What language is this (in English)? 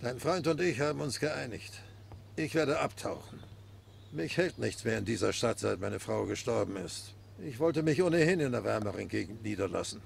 German